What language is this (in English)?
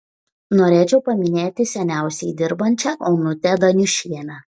Lithuanian